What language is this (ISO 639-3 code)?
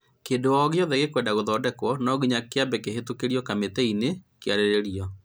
kik